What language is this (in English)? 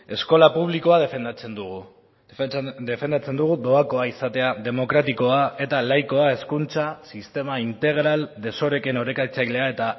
Basque